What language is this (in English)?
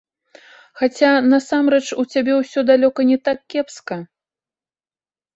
Belarusian